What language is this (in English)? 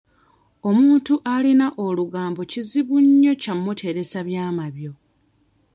Ganda